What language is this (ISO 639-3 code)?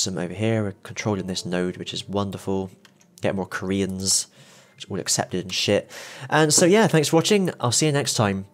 eng